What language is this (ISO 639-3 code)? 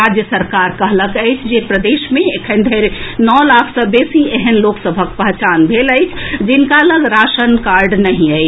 mai